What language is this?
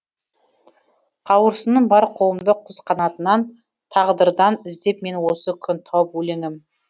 Kazakh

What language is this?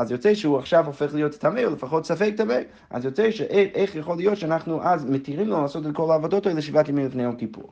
Hebrew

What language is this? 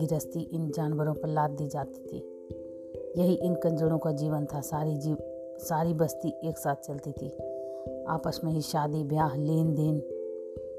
Hindi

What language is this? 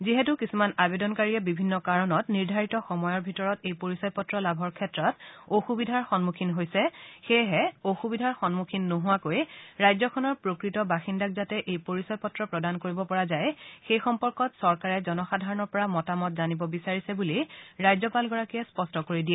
Assamese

